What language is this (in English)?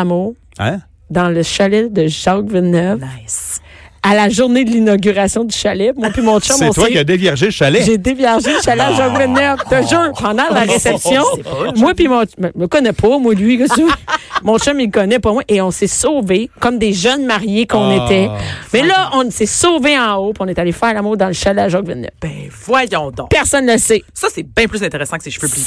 French